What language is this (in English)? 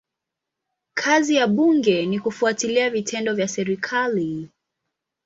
Swahili